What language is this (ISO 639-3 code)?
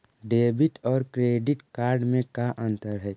mag